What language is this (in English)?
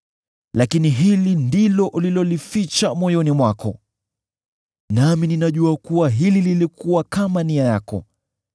Swahili